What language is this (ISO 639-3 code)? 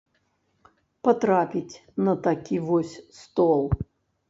bel